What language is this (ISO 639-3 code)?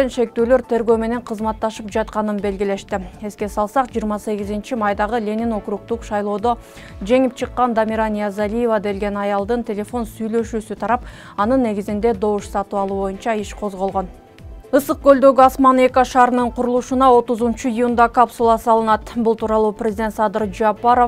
tur